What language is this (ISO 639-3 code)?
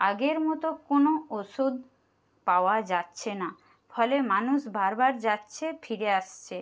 ben